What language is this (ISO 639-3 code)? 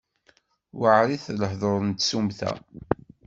kab